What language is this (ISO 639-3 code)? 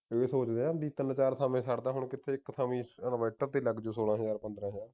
pan